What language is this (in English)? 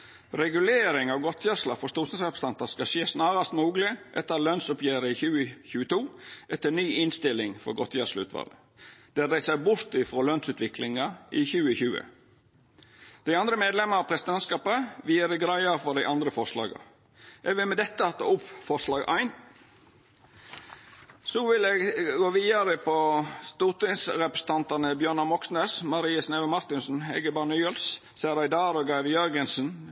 Norwegian Nynorsk